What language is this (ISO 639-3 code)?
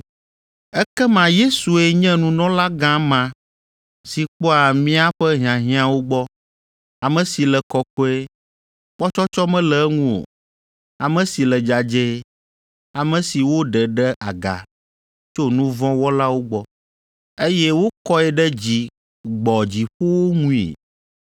ewe